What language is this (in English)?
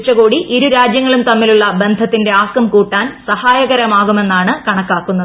Malayalam